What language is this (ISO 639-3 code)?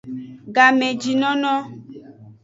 ajg